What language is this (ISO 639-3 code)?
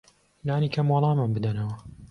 ckb